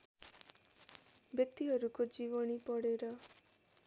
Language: Nepali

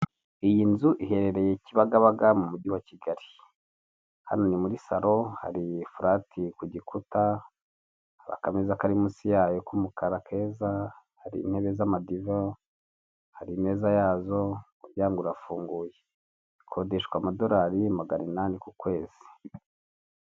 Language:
Kinyarwanda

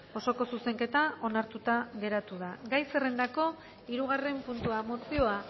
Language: Basque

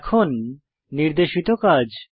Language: Bangla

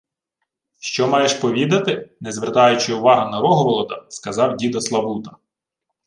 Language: Ukrainian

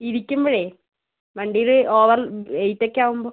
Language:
Malayalam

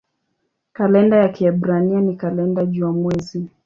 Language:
Swahili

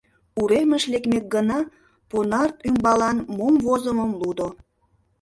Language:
Mari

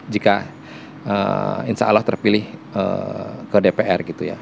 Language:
Indonesian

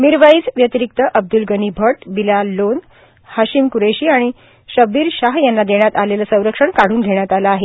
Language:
Marathi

